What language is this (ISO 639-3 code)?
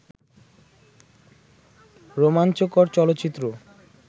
ben